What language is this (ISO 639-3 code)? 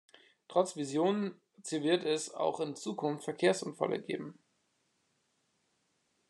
deu